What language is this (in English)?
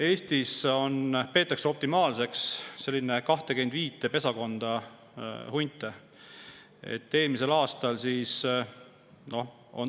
Estonian